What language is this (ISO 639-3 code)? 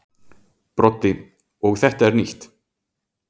isl